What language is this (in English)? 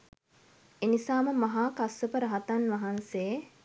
Sinhala